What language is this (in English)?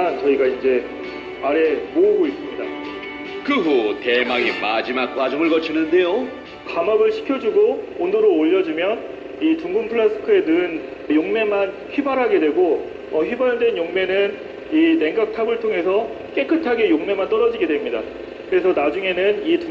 Korean